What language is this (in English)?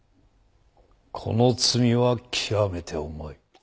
Japanese